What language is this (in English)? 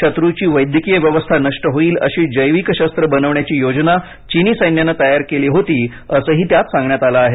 Marathi